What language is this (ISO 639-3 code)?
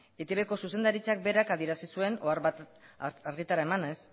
eus